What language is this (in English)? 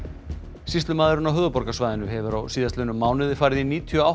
Icelandic